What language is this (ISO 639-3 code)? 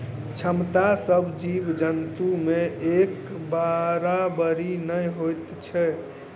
mai